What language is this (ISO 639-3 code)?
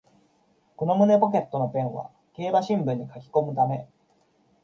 jpn